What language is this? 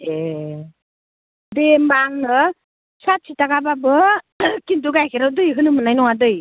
Bodo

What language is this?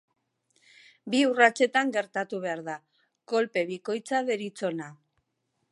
Basque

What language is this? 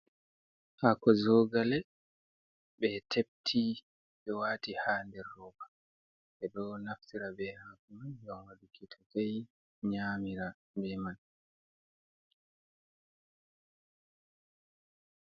Fula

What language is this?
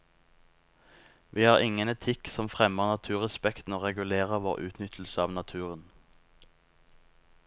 Norwegian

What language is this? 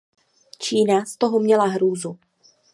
Czech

